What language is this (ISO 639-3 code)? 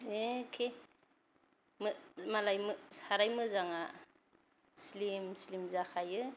brx